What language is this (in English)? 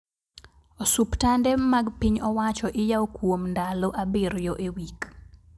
Luo (Kenya and Tanzania)